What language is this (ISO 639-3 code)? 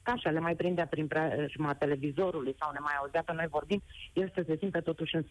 ron